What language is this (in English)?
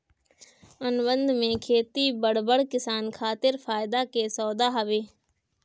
Bhojpuri